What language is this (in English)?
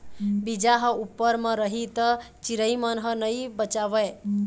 Chhattisgarhi